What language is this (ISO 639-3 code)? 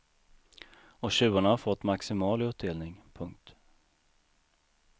swe